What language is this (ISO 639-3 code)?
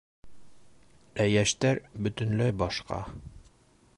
bak